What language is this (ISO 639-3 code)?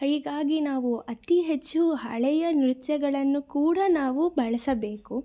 kan